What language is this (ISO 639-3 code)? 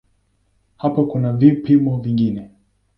swa